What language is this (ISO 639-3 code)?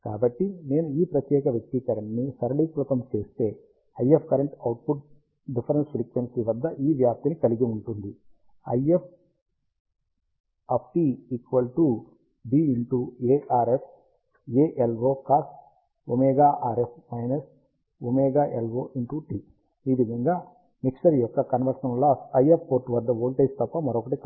tel